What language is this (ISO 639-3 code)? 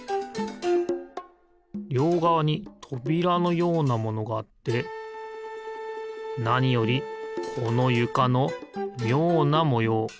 jpn